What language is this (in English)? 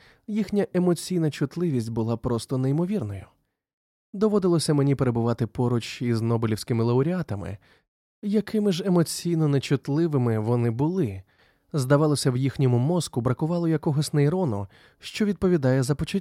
Ukrainian